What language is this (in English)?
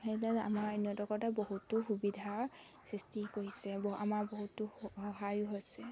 Assamese